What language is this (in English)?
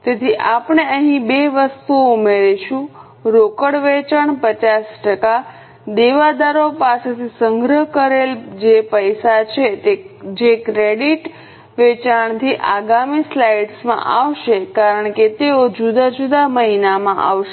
Gujarati